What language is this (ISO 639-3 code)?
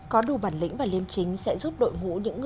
vie